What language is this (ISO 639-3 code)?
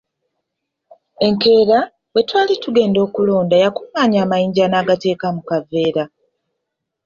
lug